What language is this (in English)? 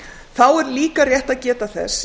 Icelandic